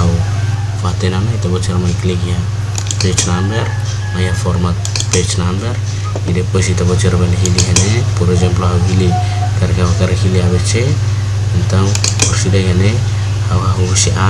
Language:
Indonesian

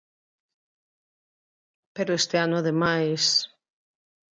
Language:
Galician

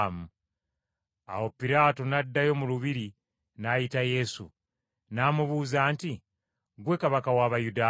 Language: Ganda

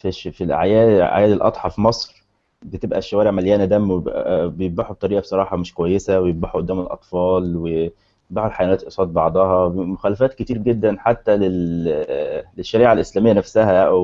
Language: Arabic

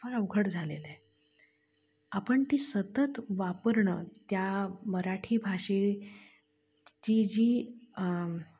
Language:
Marathi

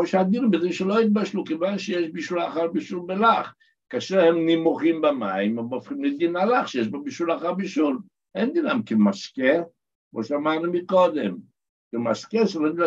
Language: Hebrew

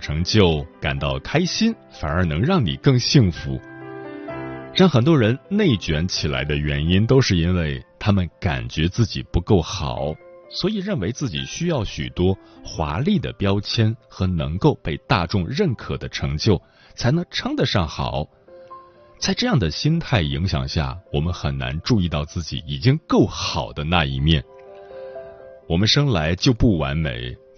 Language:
Chinese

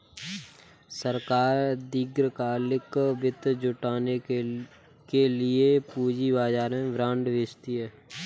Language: Hindi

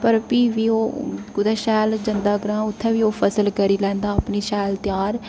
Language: Dogri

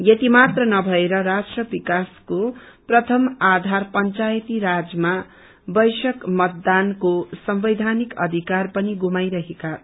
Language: Nepali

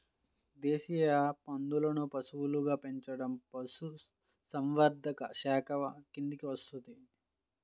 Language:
Telugu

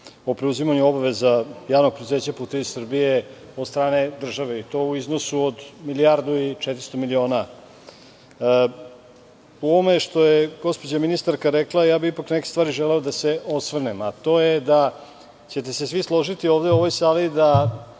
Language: Serbian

